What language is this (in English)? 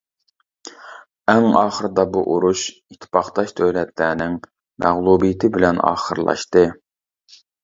Uyghur